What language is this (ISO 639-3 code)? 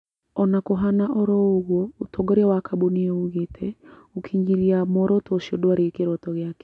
kik